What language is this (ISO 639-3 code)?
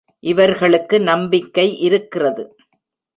tam